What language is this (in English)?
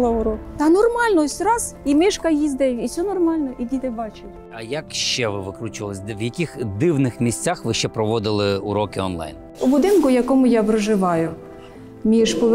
Ukrainian